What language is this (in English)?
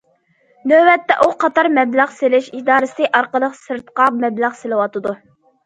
Uyghur